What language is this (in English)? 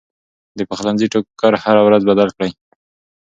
Pashto